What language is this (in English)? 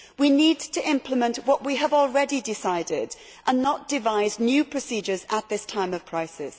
English